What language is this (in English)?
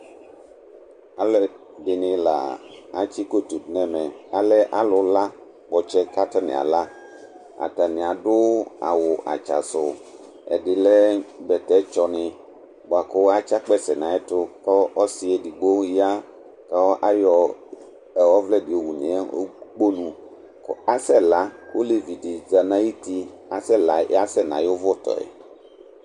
Ikposo